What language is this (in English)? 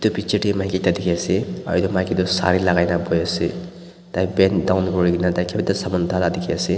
Naga Pidgin